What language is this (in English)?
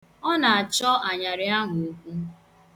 Igbo